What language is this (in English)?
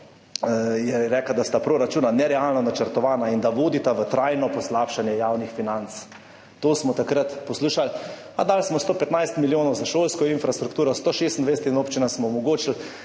Slovenian